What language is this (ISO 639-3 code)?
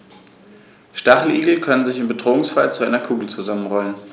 deu